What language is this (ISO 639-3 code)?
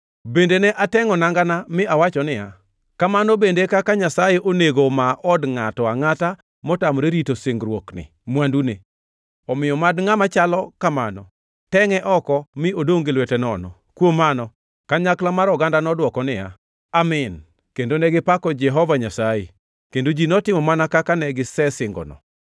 luo